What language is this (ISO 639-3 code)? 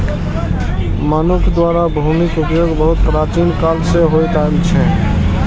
mai